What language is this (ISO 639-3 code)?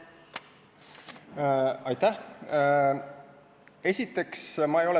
est